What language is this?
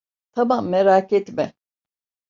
Turkish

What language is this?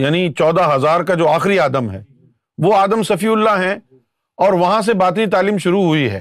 Urdu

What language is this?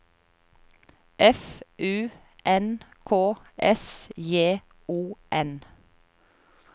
Norwegian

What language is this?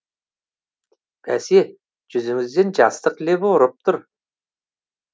Kazakh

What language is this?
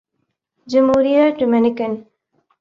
Urdu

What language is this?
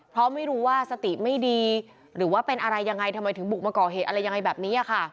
Thai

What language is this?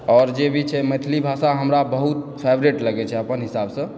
Maithili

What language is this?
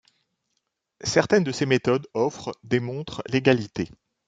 French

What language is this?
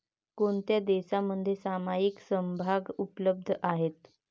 Marathi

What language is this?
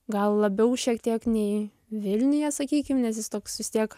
Lithuanian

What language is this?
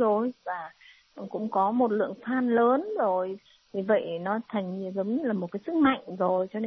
Vietnamese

